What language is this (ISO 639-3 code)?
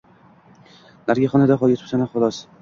uzb